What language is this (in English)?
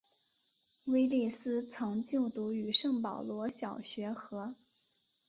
Chinese